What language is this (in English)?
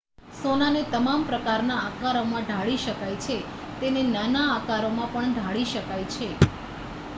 Gujarati